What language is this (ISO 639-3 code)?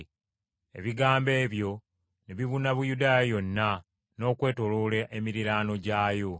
lug